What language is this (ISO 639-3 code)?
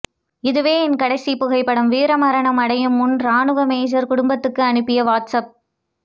tam